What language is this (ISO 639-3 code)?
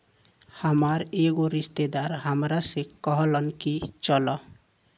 bho